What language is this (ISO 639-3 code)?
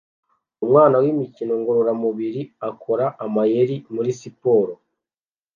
kin